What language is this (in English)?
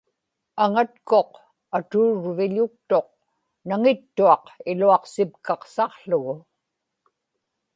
Inupiaq